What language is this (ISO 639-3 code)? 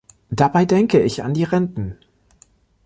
deu